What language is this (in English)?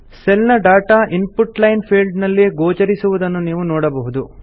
Kannada